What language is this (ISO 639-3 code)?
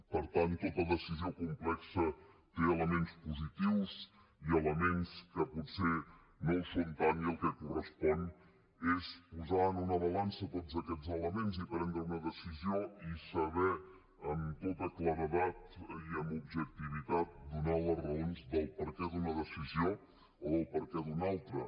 cat